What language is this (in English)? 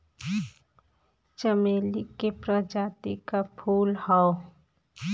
Bhojpuri